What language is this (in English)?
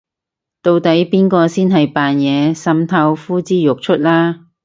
Cantonese